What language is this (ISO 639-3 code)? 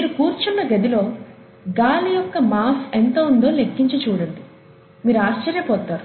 tel